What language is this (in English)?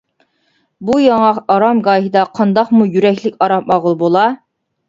Uyghur